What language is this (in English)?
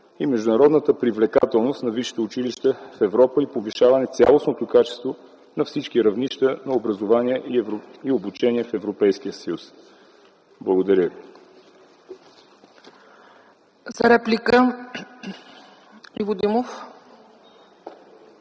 Bulgarian